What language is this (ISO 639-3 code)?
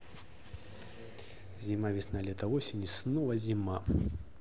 rus